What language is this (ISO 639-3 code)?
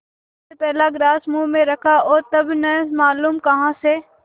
hin